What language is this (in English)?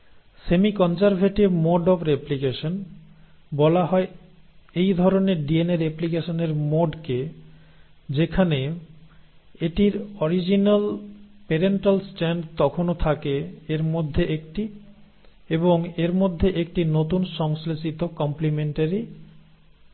Bangla